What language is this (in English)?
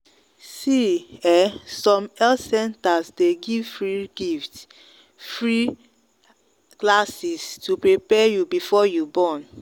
Nigerian Pidgin